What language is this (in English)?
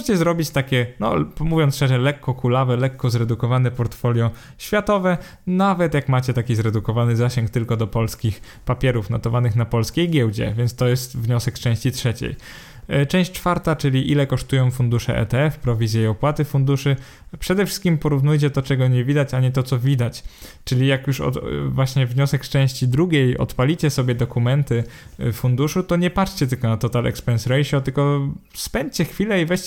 Polish